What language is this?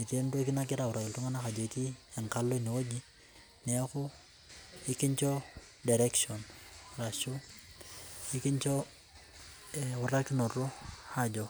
Masai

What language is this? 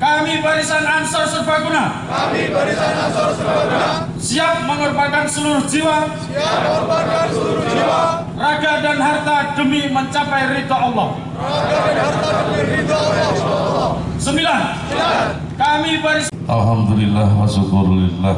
Indonesian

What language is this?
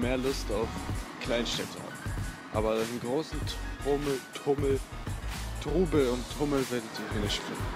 German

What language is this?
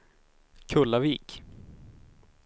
Swedish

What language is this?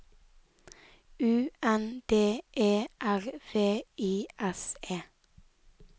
Norwegian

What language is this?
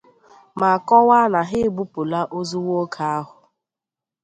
Igbo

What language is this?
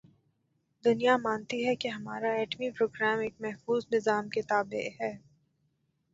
Urdu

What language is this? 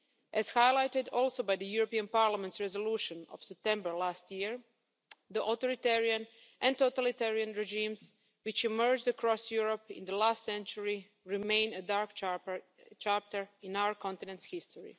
English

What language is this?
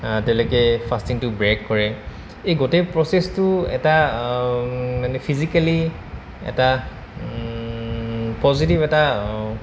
Assamese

